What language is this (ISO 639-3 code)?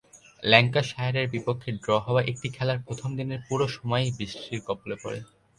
ben